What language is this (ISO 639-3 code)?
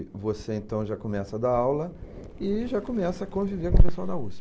por